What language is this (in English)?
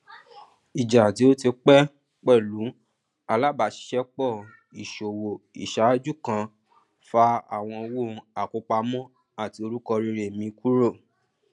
Yoruba